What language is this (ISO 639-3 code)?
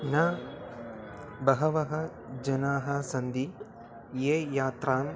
san